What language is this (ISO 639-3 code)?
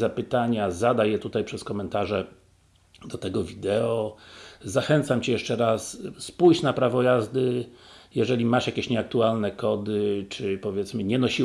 pol